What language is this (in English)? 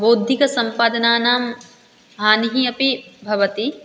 Sanskrit